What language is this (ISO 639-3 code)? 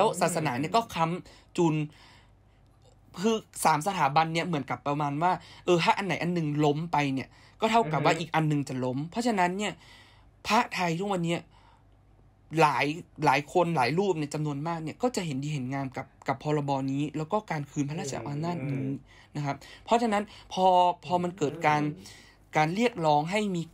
tha